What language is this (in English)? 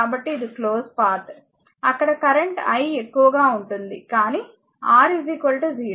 Telugu